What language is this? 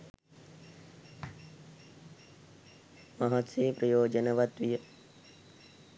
Sinhala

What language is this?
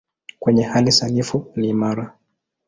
Swahili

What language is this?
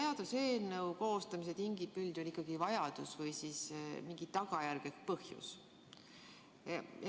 Estonian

